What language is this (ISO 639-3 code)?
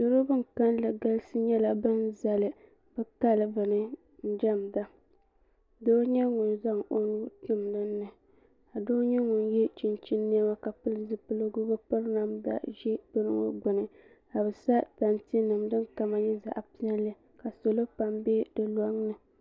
dag